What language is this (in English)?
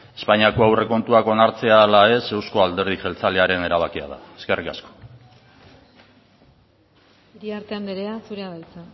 Basque